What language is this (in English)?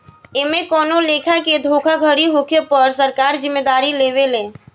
Bhojpuri